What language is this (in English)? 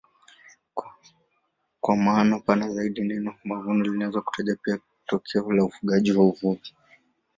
Swahili